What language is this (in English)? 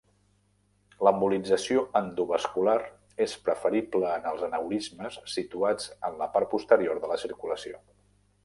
Catalan